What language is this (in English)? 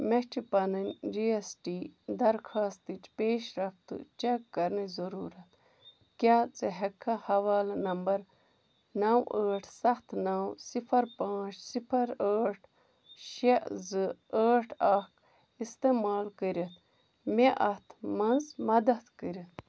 Kashmiri